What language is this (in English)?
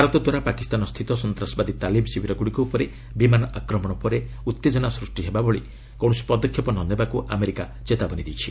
Odia